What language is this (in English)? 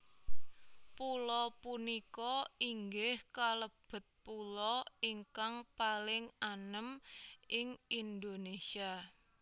Javanese